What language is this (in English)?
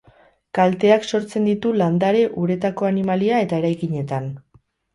Basque